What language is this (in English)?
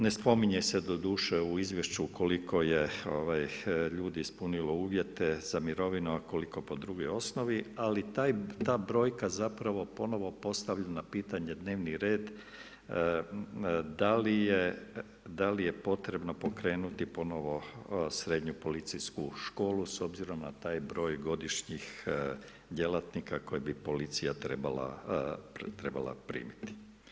Croatian